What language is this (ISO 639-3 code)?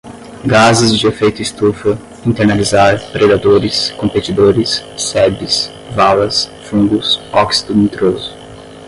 por